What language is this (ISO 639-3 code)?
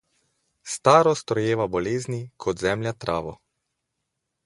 slv